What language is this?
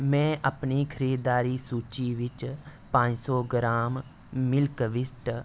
Dogri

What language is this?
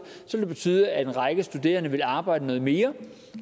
Danish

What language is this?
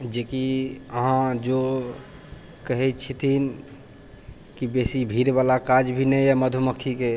Maithili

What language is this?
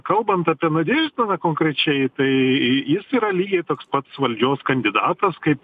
Lithuanian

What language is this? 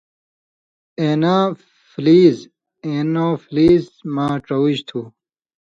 Indus Kohistani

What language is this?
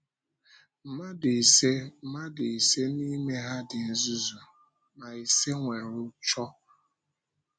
Igbo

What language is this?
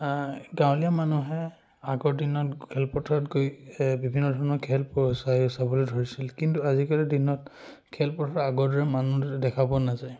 Assamese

